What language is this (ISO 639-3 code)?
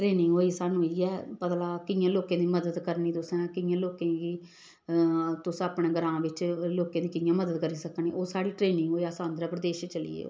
doi